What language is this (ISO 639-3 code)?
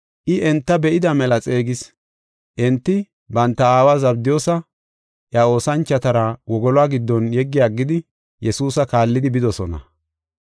gof